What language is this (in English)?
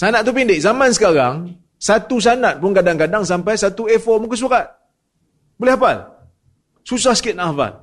Malay